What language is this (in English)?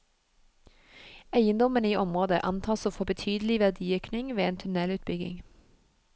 Norwegian